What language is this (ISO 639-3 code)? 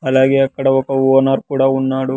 tel